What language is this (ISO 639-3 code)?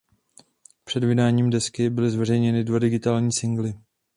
ces